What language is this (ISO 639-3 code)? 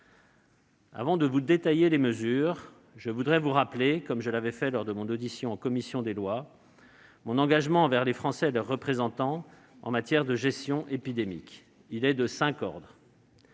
fra